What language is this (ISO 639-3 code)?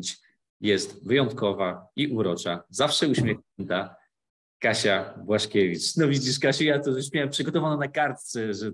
pol